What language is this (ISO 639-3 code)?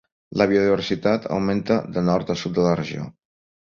cat